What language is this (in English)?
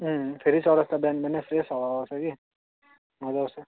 Nepali